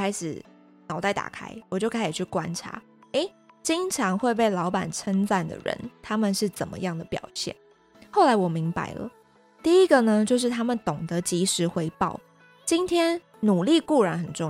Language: Chinese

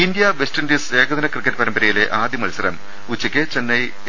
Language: Malayalam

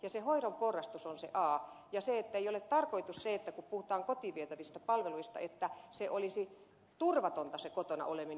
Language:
Finnish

